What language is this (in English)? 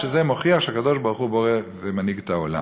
Hebrew